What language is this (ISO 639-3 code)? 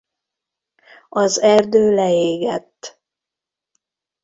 hun